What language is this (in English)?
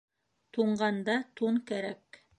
Bashkir